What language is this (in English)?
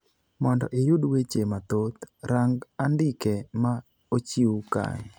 Luo (Kenya and Tanzania)